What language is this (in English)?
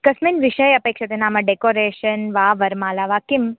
Sanskrit